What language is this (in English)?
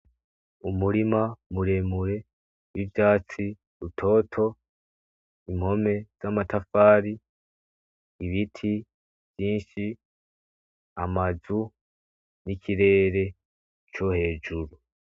Rundi